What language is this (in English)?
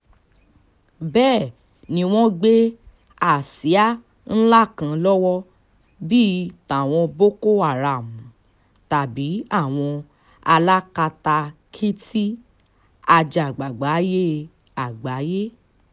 Yoruba